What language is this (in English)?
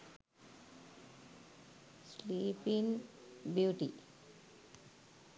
Sinhala